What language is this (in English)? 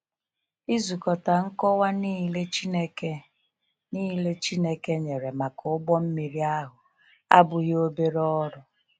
Igbo